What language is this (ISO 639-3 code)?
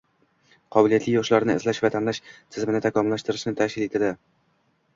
uzb